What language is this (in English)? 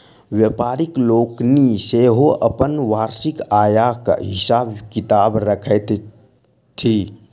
Maithili